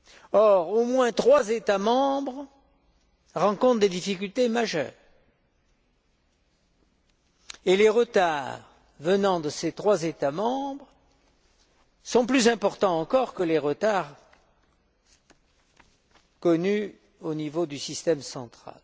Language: French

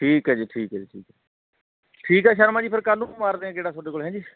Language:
Punjabi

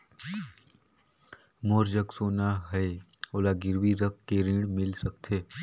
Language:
Chhattisgarhi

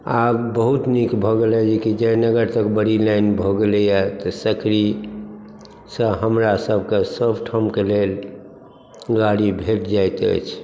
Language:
Maithili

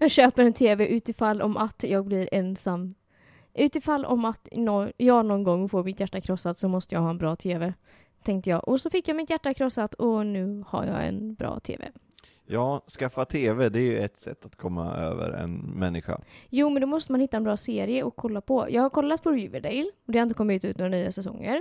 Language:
Swedish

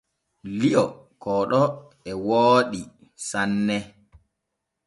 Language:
Borgu Fulfulde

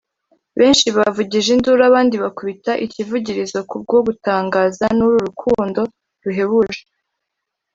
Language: Kinyarwanda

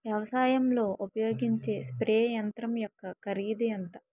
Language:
Telugu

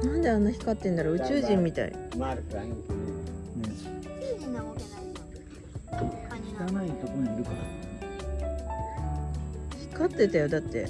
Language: Japanese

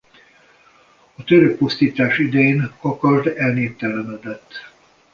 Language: Hungarian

